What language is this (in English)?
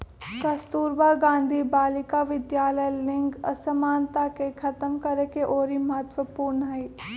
Magahi